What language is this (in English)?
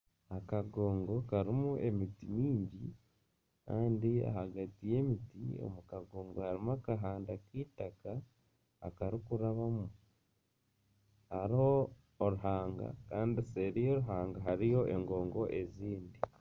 Nyankole